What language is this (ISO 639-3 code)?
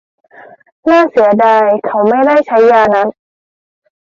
tha